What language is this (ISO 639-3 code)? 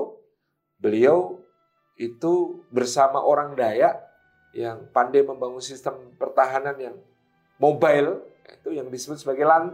ind